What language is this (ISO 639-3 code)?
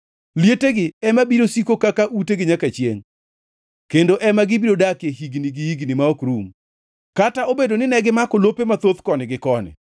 luo